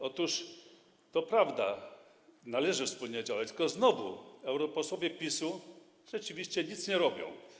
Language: Polish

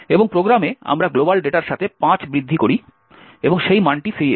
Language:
Bangla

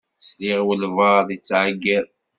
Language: Kabyle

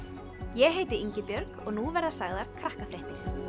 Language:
Icelandic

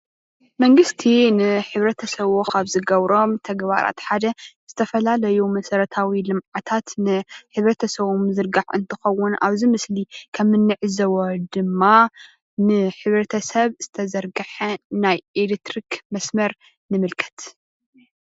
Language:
Tigrinya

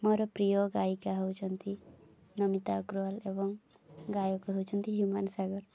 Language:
Odia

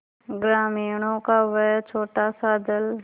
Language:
Hindi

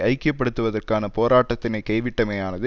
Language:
Tamil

